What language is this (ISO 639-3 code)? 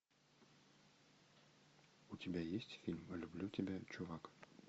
rus